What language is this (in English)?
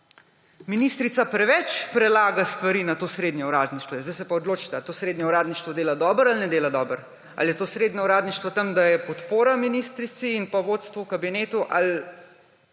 Slovenian